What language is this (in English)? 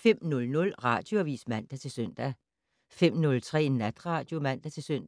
Danish